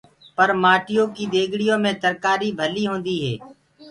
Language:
Gurgula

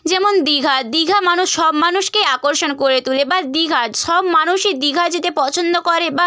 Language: Bangla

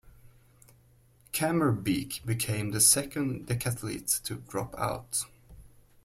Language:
English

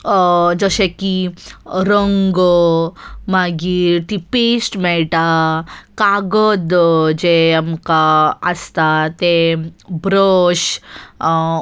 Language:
Konkani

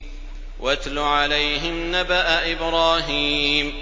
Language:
Arabic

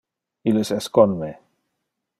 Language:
Interlingua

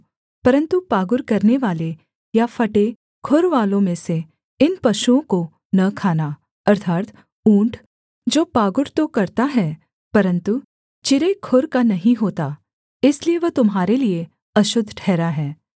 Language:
Hindi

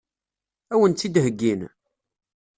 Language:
Kabyle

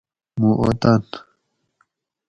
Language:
Gawri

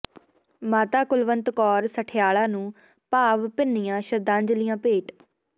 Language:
Punjabi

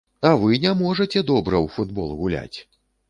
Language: Belarusian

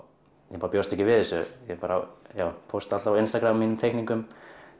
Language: Icelandic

